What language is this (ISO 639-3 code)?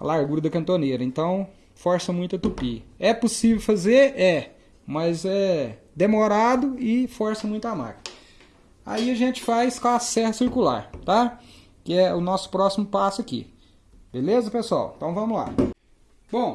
por